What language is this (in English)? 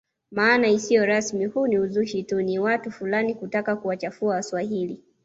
Swahili